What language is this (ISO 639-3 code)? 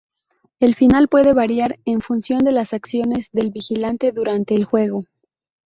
spa